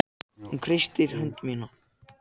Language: Icelandic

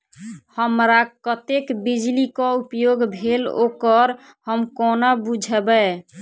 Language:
Maithili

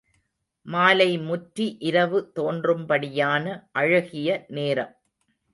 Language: Tamil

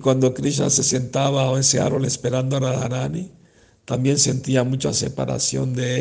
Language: Spanish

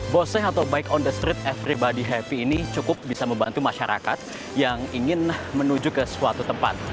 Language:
Indonesian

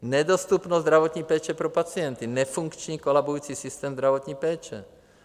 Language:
Czech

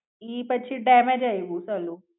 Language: Gujarati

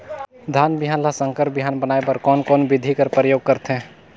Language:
Chhattisgarhi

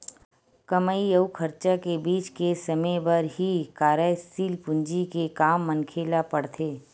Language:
Chhattisgarhi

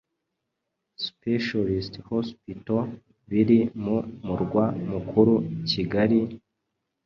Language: Kinyarwanda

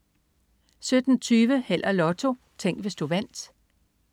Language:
Danish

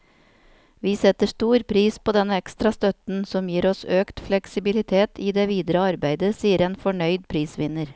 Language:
Norwegian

